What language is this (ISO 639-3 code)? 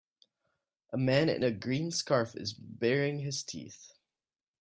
eng